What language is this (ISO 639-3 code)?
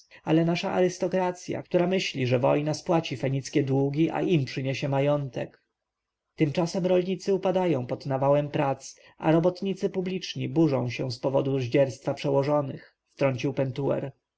pol